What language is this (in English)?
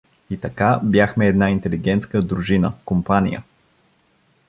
Bulgarian